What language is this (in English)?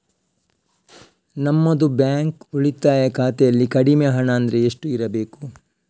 Kannada